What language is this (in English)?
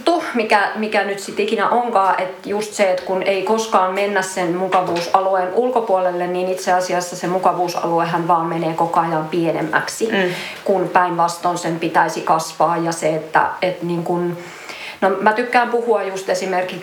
Finnish